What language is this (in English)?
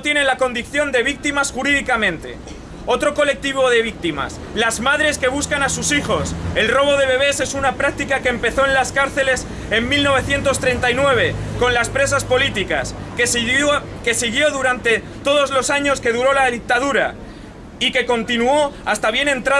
Spanish